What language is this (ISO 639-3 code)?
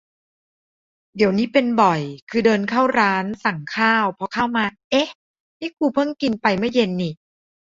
tha